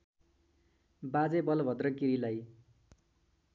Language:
Nepali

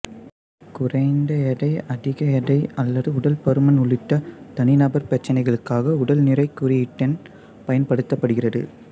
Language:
Tamil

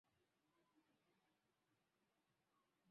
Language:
Swahili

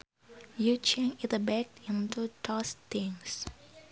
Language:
Sundanese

